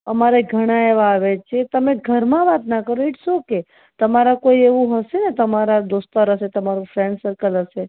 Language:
Gujarati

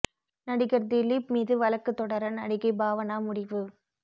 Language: Tamil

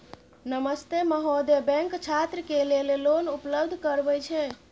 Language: Maithili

